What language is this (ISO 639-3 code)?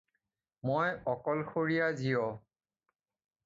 asm